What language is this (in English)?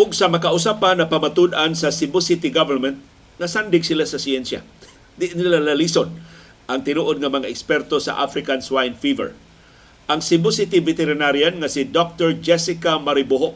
Filipino